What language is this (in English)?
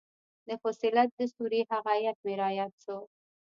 Pashto